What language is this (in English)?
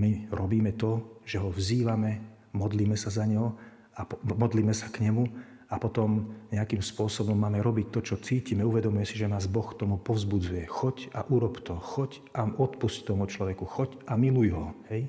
Slovak